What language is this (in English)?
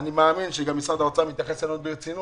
Hebrew